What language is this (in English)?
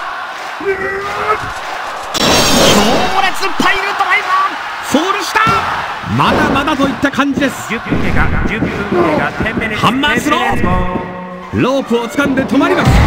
Japanese